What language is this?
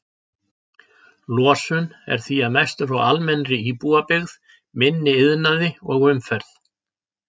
Icelandic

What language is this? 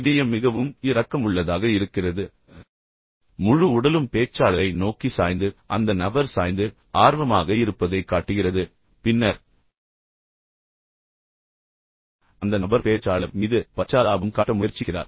Tamil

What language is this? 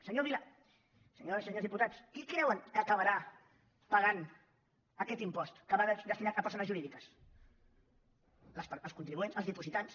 Catalan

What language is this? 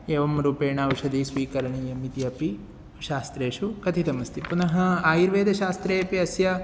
Sanskrit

